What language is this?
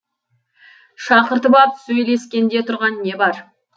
Kazakh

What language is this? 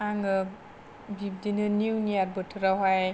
Bodo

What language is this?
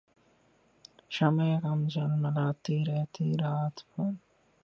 Urdu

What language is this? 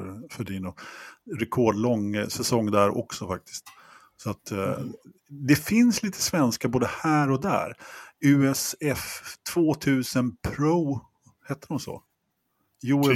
Swedish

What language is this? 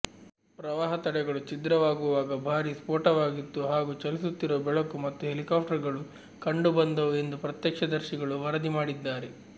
Kannada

